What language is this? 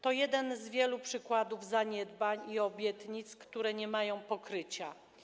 Polish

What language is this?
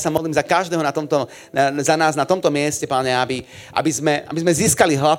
Slovak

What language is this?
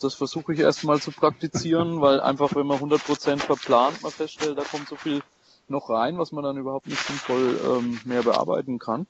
German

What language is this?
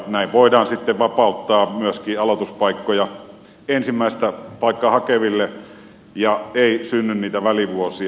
Finnish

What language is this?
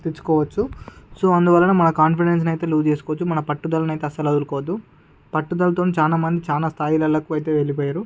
Telugu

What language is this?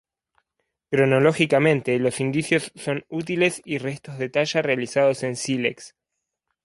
Spanish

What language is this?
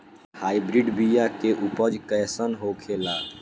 Bhojpuri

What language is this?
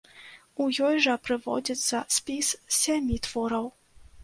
Belarusian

